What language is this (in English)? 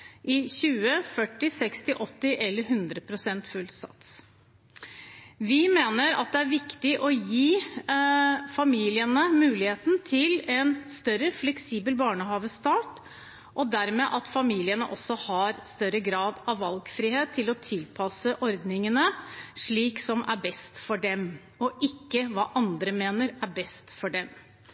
Norwegian Bokmål